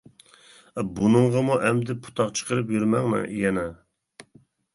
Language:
Uyghur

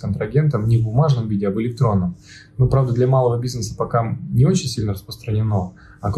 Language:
Russian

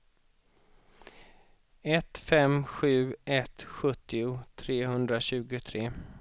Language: Swedish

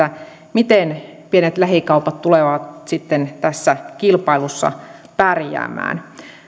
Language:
Finnish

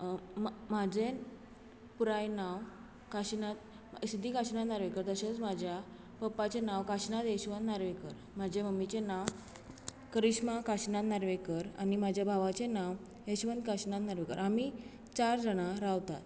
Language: Konkani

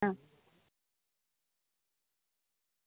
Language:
Gujarati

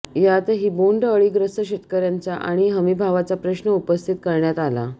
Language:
Marathi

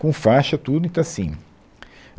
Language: Portuguese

